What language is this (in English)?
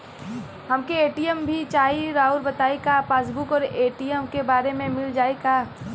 Bhojpuri